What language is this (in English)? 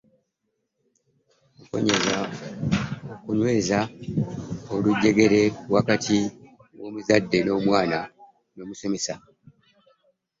Ganda